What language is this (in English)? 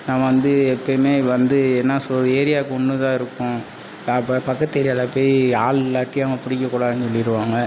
Tamil